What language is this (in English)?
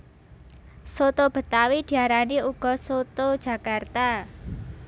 Javanese